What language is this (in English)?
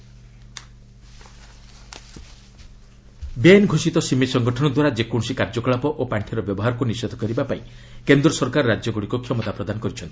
Odia